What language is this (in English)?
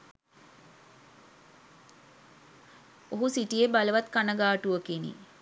Sinhala